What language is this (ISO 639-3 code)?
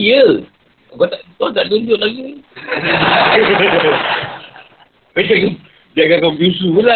msa